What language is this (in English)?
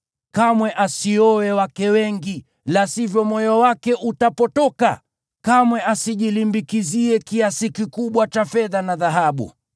Swahili